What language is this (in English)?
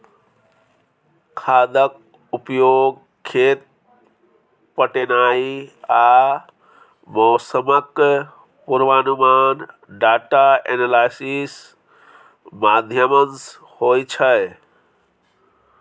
Maithili